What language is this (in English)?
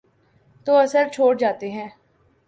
Urdu